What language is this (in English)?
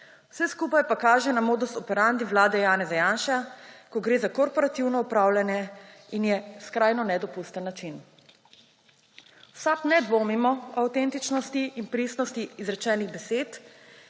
Slovenian